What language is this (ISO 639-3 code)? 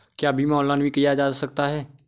hin